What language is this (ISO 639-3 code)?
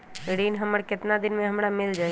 mag